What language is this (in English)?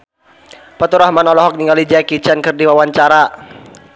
Sundanese